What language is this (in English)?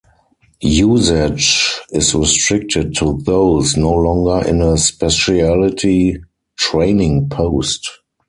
English